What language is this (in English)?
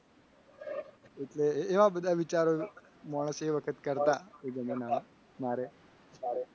Gujarati